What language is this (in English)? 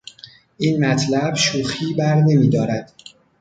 Persian